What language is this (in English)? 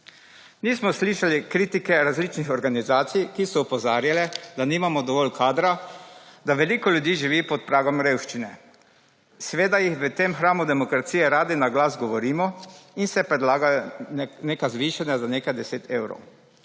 Slovenian